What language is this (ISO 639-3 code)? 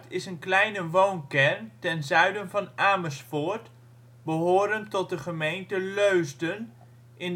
nld